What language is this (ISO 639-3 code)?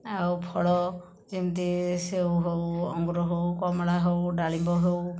ori